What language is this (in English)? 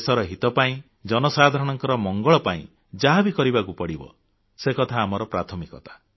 Odia